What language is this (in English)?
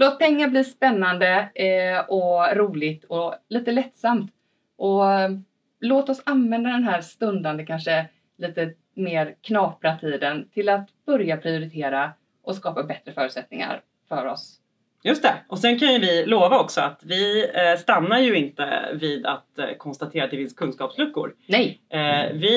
Swedish